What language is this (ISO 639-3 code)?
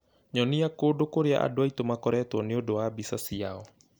kik